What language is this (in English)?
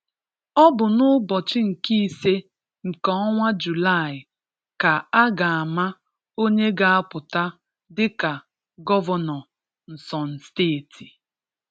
Igbo